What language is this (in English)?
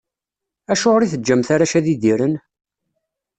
Kabyle